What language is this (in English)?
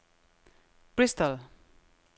Danish